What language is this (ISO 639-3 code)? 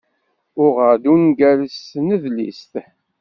kab